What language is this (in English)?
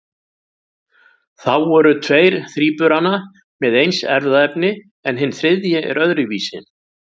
Icelandic